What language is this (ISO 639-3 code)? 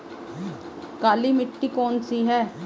hin